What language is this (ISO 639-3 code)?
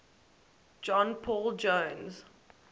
eng